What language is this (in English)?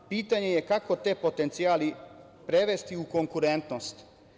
Serbian